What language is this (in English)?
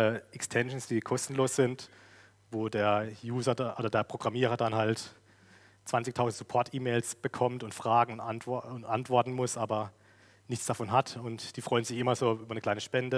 German